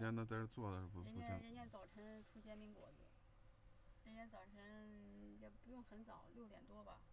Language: Chinese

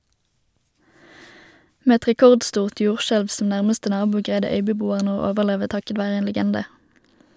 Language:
Norwegian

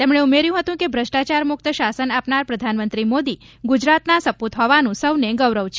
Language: Gujarati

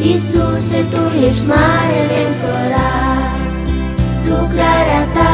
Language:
Romanian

